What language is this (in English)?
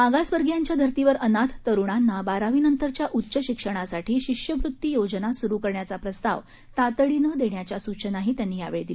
Marathi